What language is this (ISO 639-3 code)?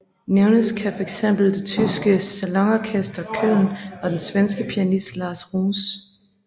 dan